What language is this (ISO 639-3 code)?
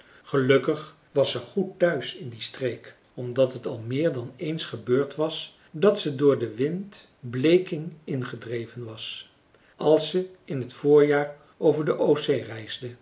nld